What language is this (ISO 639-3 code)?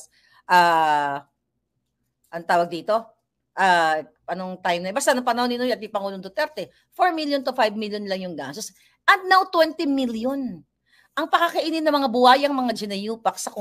fil